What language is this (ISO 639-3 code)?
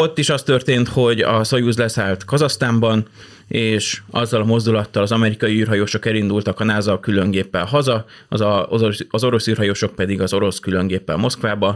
hun